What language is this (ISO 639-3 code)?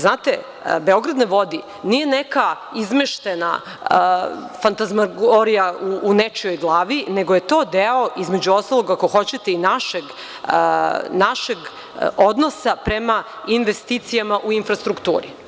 srp